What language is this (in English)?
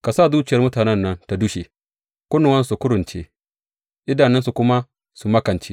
Hausa